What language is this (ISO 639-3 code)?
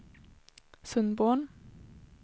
swe